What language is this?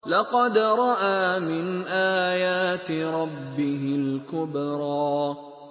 Arabic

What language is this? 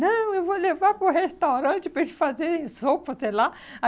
Portuguese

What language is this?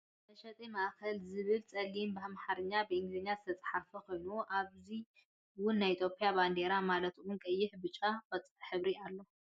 Tigrinya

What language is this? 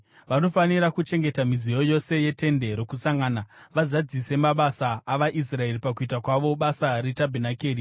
Shona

